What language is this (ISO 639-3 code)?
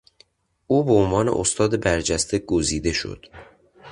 fas